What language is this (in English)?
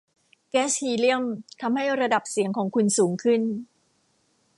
Thai